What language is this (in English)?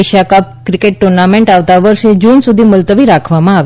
Gujarati